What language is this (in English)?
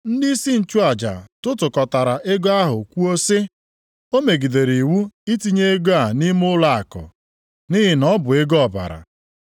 Igbo